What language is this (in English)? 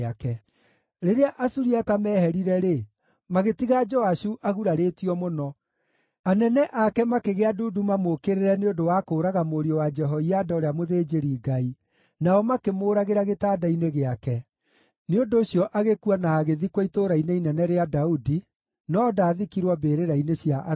Kikuyu